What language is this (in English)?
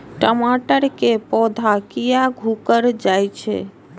Maithili